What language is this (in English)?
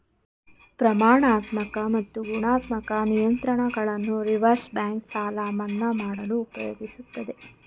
Kannada